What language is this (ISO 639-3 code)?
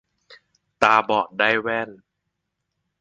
tha